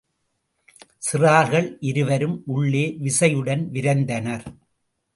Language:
Tamil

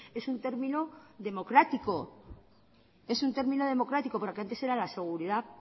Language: Spanish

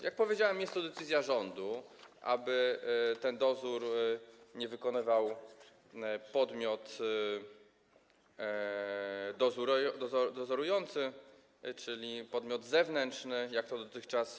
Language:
Polish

